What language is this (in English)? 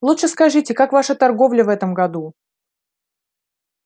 Russian